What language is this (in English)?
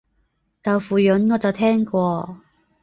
Cantonese